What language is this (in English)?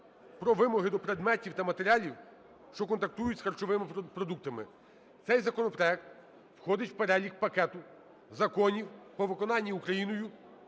Ukrainian